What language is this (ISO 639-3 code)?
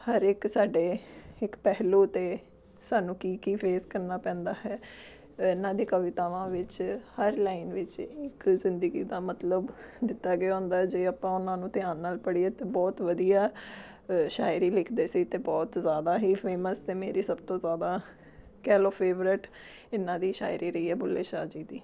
pan